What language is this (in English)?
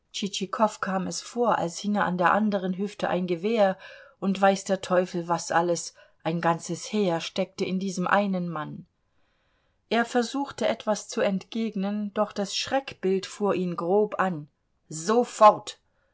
German